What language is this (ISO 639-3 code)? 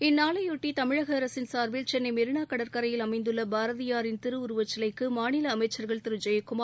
tam